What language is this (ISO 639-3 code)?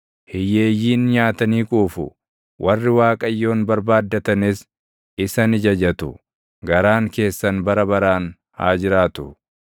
orm